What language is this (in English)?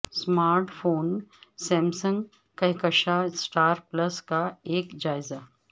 Urdu